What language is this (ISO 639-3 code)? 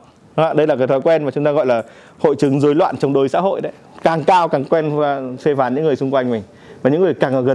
vie